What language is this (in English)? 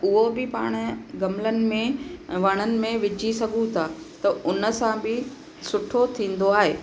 Sindhi